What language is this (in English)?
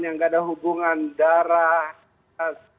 Indonesian